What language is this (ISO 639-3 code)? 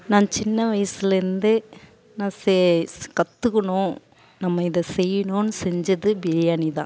tam